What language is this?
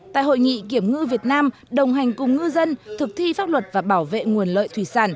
Vietnamese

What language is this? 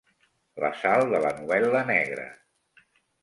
Catalan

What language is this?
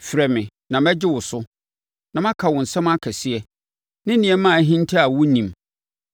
Akan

